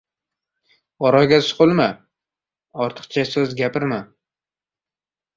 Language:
Uzbek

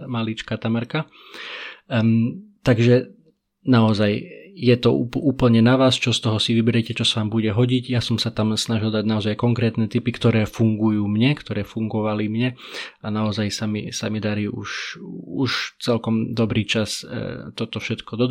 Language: Slovak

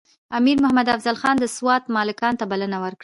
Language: Pashto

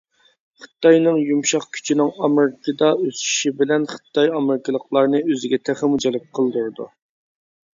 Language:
Uyghur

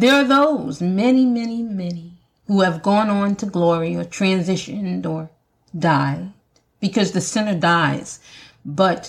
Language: English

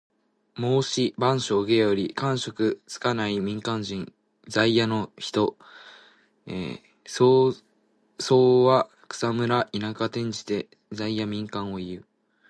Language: Japanese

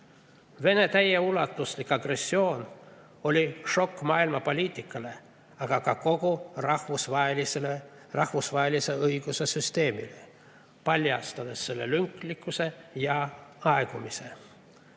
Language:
Estonian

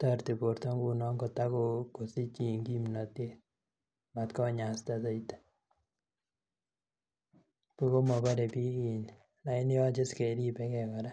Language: Kalenjin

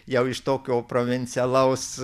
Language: Lithuanian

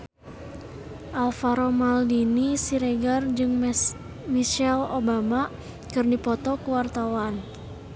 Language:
Sundanese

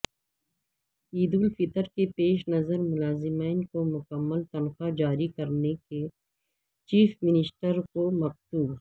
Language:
Urdu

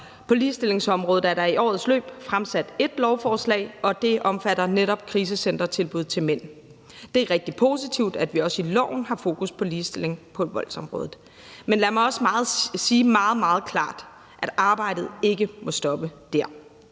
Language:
Danish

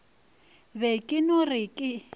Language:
Northern Sotho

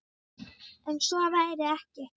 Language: Icelandic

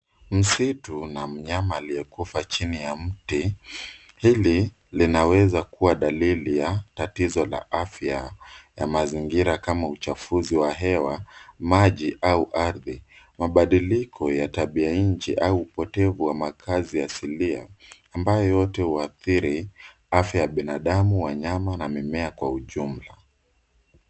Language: Swahili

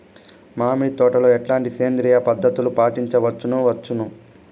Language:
Telugu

